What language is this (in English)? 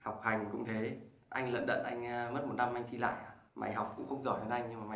Vietnamese